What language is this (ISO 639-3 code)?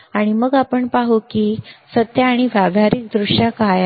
mar